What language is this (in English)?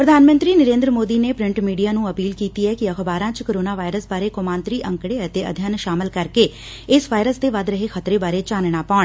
Punjabi